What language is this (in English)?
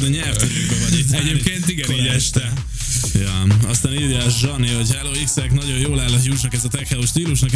Hungarian